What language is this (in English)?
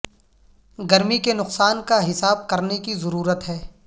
Urdu